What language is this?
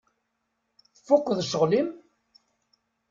Kabyle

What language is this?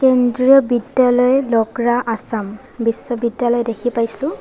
Assamese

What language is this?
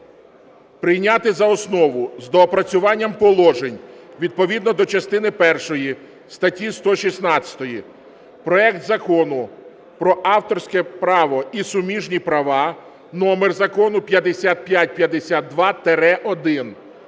Ukrainian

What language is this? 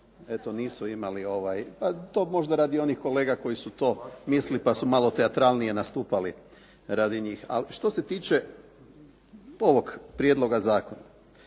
Croatian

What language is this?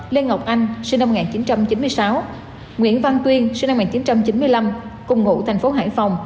Vietnamese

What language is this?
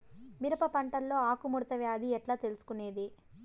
Telugu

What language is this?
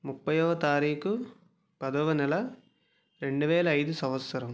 Telugu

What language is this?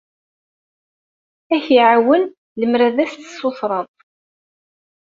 Kabyle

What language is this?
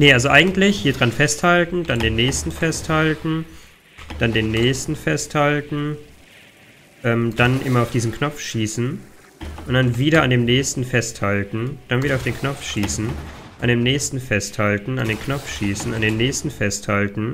German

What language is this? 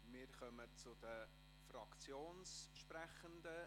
Swiss German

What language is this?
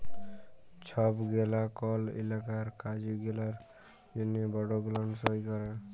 Bangla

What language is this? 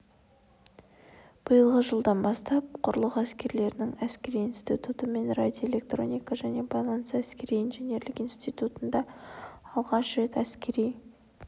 Kazakh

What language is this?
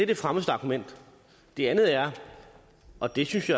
Danish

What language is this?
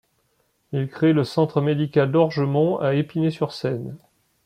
French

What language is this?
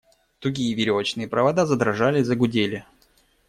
Russian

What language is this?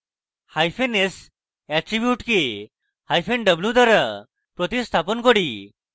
Bangla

